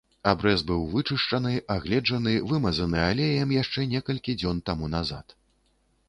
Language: Belarusian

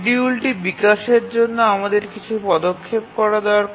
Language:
Bangla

